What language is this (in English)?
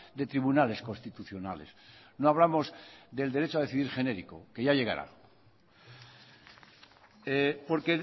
Spanish